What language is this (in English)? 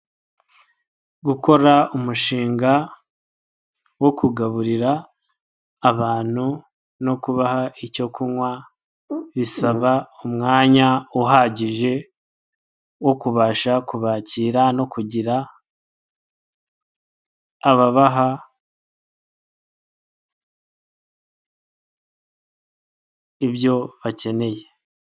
Kinyarwanda